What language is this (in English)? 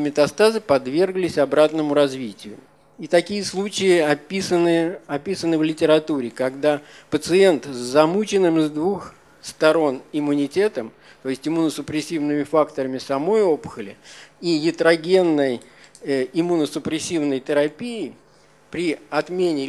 Russian